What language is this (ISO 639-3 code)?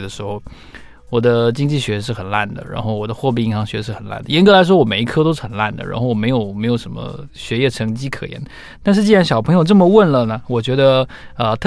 zho